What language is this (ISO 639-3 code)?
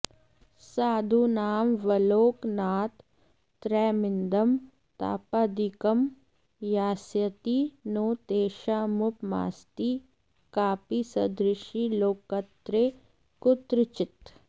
san